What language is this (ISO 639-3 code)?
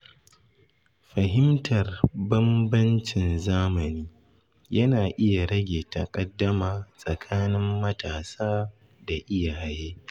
hau